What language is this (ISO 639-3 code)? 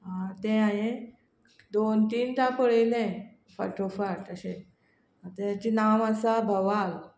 kok